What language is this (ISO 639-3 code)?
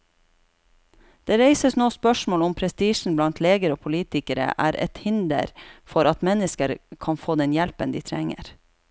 nor